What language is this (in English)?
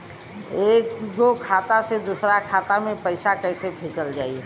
Bhojpuri